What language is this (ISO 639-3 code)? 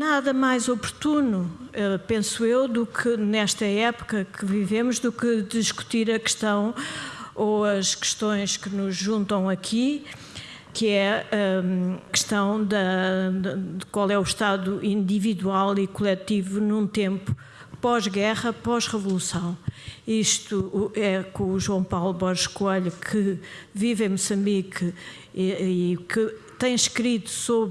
por